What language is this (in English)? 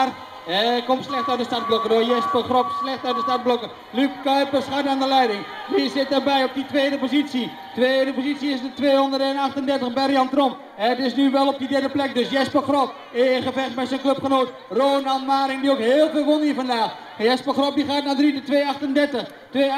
Dutch